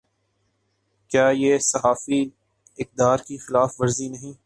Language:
Urdu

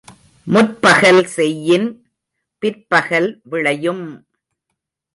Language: Tamil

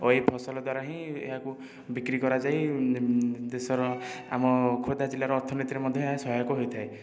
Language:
Odia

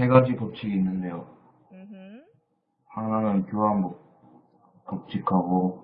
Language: Korean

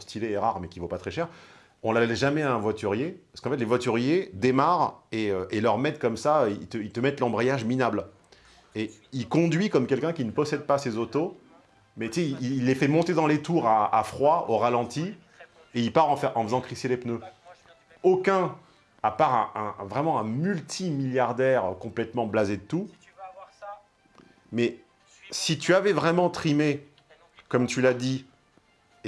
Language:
French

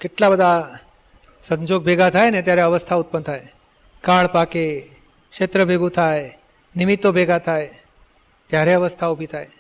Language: Gujarati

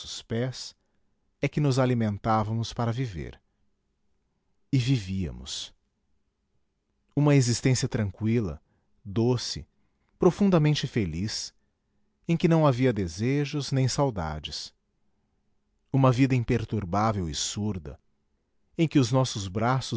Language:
Portuguese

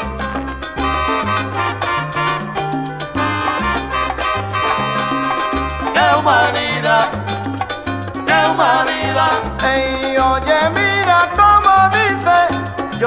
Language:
Thai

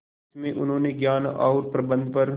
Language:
Hindi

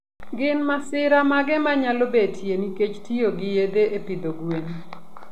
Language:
Luo (Kenya and Tanzania)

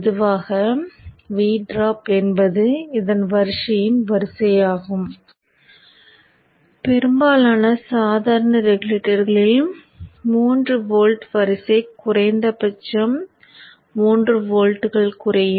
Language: Tamil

